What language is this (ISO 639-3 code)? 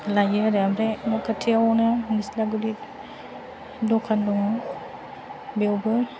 brx